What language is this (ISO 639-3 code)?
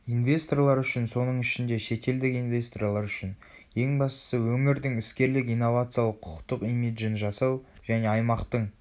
kaz